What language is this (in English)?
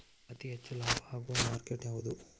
Kannada